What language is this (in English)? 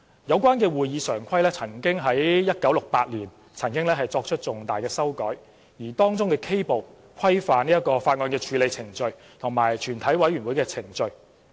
Cantonese